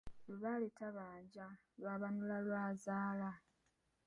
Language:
Ganda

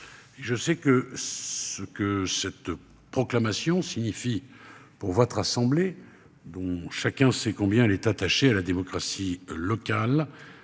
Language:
French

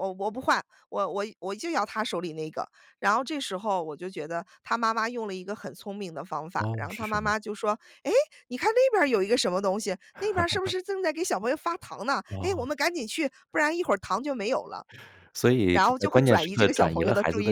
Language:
Chinese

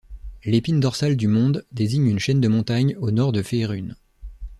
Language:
French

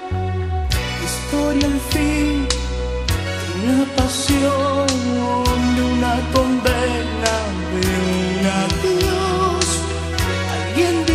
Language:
Romanian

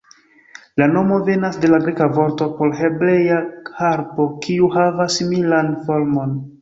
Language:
Esperanto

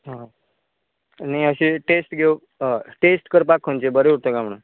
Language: Konkani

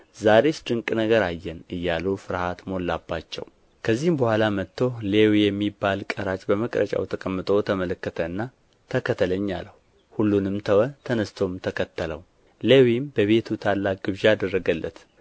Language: Amharic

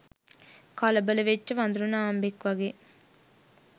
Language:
Sinhala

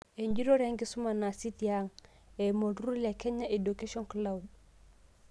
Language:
Masai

